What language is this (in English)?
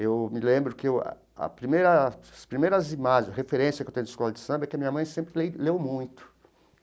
Portuguese